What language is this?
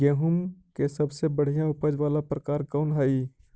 Magahi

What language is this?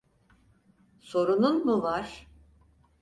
Turkish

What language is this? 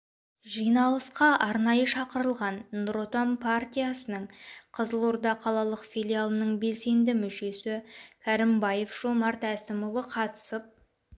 Kazakh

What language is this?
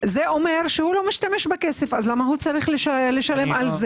Hebrew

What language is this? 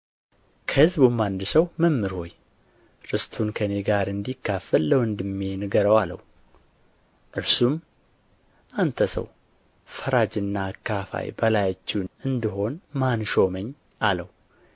Amharic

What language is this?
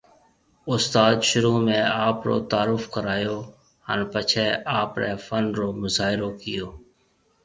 Marwari (Pakistan)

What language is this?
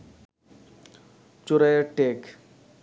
Bangla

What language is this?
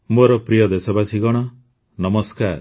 Odia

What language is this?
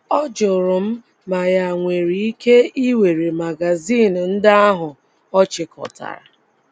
Igbo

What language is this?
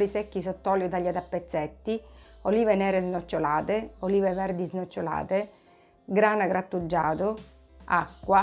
Italian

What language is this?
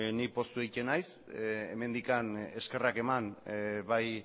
Basque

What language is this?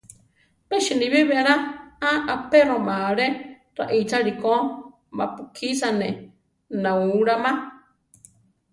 Central Tarahumara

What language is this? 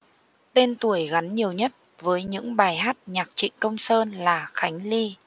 Vietnamese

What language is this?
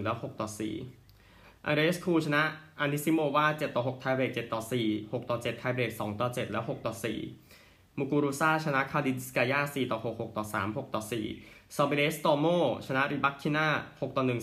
Thai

